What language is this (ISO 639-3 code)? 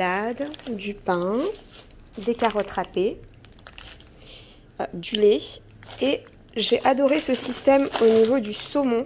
fra